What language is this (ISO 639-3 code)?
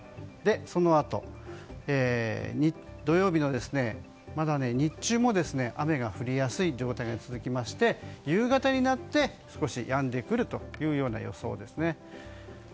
jpn